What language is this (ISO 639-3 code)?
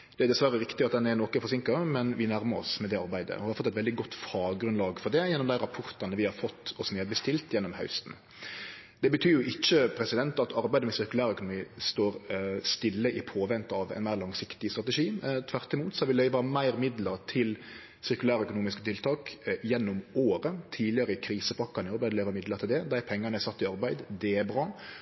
nno